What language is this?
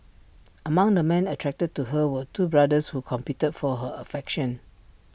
English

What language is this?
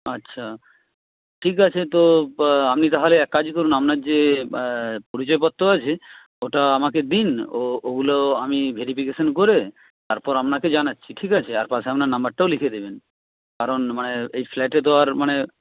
Bangla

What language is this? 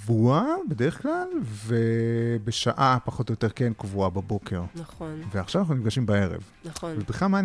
Hebrew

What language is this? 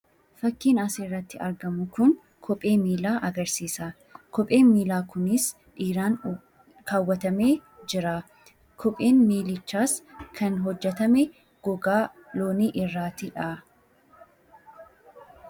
Oromo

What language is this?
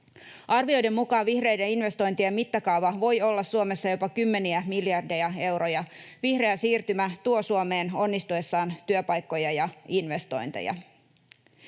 Finnish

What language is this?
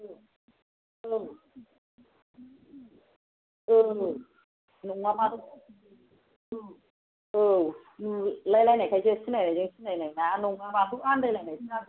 Bodo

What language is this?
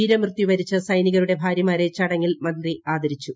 Malayalam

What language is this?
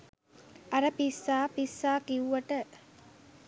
Sinhala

